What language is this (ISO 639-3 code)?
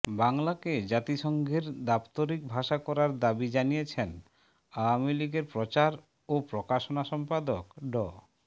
ben